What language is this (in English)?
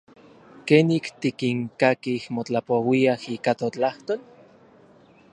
Orizaba Nahuatl